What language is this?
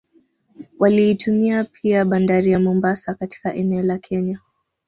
Swahili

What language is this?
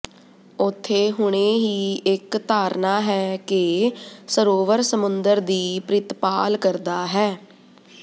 Punjabi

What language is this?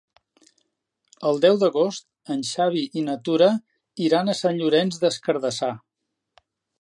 Catalan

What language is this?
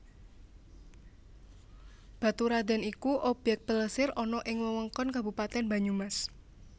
Javanese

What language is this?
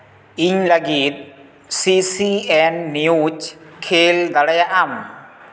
Santali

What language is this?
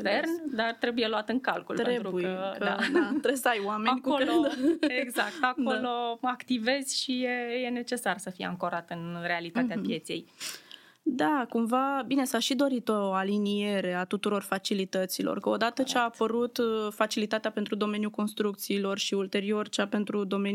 Romanian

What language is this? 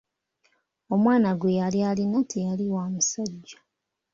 Ganda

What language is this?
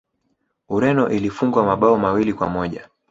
Swahili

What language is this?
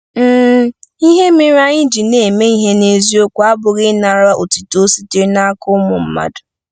Igbo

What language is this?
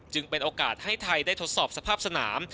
Thai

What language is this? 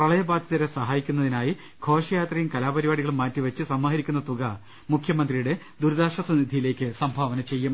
Malayalam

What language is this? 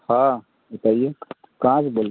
Hindi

